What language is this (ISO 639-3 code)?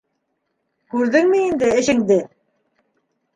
bak